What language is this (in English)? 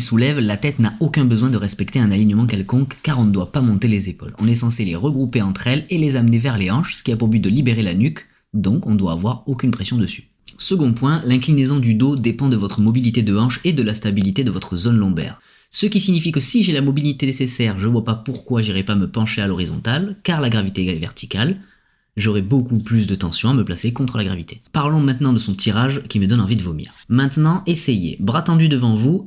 French